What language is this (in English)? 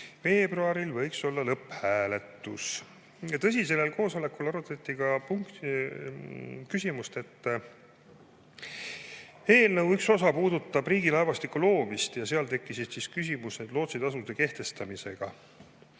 Estonian